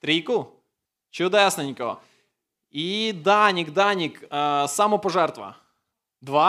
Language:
Ukrainian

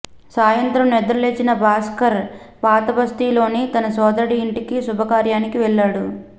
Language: Telugu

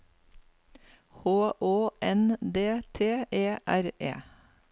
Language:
Norwegian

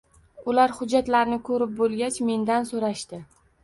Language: Uzbek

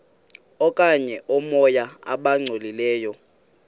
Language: Xhosa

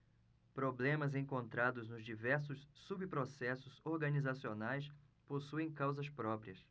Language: Portuguese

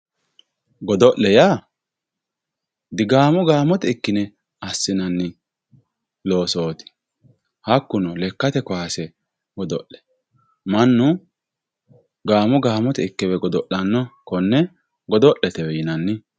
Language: Sidamo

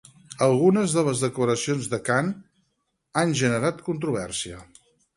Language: Catalan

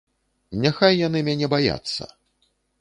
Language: Belarusian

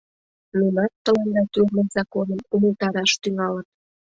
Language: Mari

